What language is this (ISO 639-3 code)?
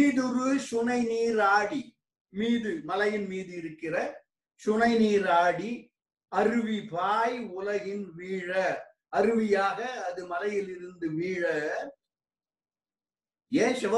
tam